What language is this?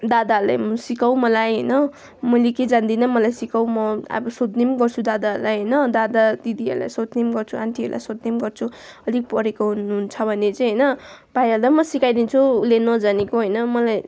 Nepali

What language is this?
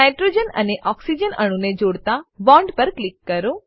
Gujarati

